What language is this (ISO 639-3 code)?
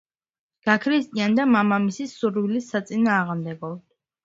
kat